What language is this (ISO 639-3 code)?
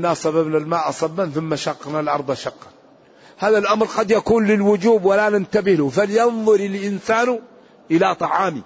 ara